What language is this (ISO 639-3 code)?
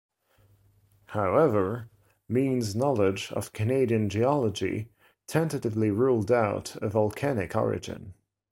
eng